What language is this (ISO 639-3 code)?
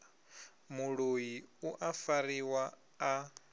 ven